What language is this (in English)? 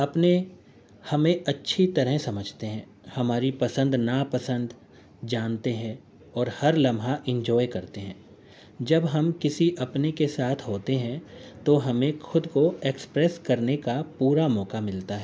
Urdu